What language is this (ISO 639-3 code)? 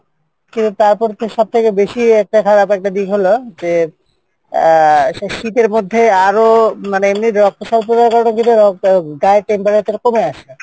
ben